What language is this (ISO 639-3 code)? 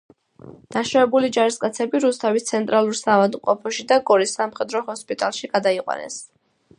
kat